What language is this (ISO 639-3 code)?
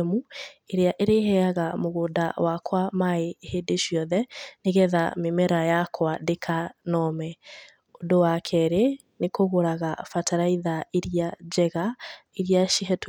kik